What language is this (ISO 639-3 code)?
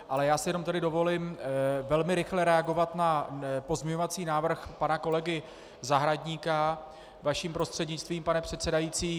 ces